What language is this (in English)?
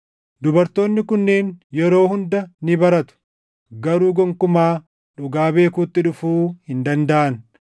Oromo